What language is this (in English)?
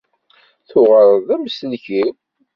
Kabyle